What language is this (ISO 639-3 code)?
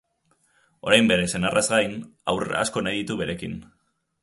eus